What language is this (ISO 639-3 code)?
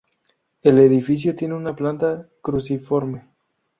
spa